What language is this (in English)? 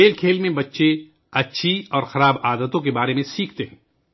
Urdu